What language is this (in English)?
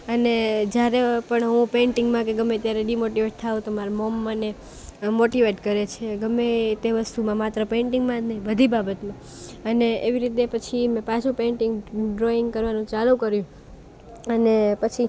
Gujarati